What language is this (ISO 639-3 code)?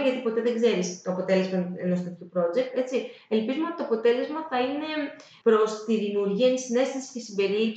ell